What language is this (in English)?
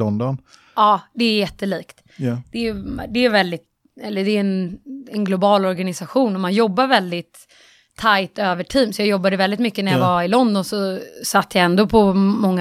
Swedish